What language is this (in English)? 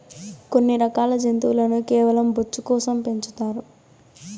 Telugu